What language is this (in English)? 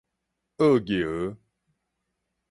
Min Nan Chinese